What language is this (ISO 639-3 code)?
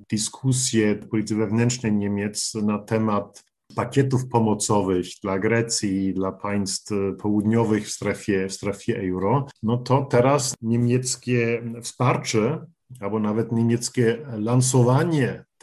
pol